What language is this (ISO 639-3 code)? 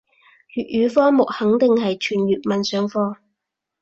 yue